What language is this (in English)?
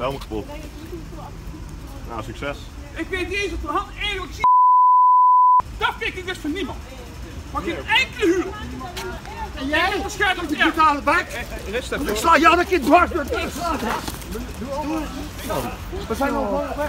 Dutch